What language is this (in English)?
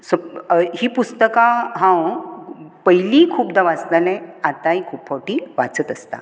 Konkani